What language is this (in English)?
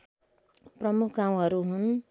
Nepali